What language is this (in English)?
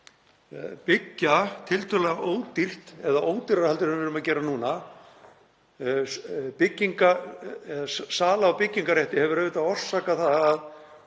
Icelandic